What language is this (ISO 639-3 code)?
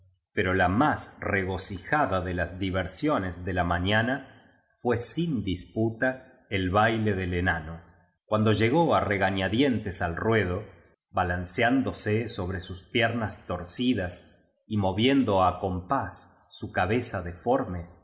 spa